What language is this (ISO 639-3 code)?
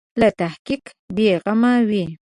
pus